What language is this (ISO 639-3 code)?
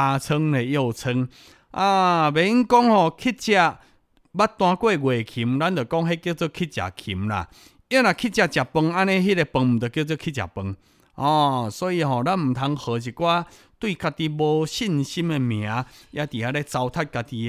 zho